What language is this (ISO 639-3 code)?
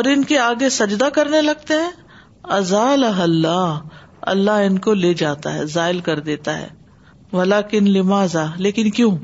urd